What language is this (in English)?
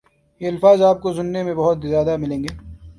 Urdu